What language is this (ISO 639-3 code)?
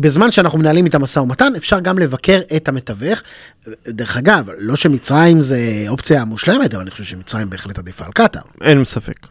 heb